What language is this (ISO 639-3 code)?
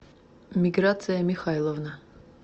rus